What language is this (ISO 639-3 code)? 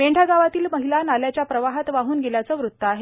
mar